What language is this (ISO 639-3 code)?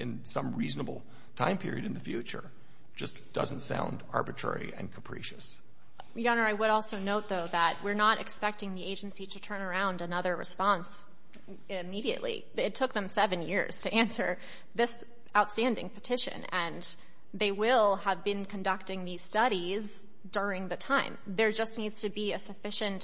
eng